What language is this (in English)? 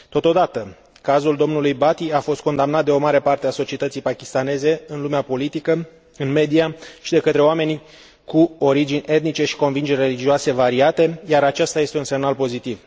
Romanian